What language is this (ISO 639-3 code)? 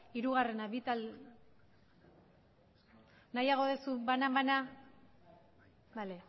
eus